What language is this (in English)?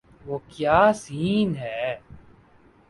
Urdu